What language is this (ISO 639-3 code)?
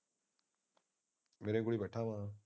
pan